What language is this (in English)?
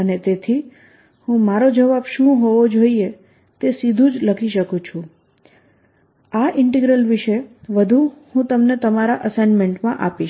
Gujarati